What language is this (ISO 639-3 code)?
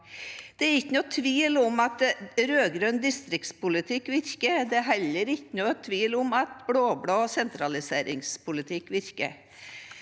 nor